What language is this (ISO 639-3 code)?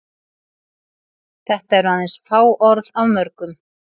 isl